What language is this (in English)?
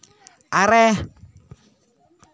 Santali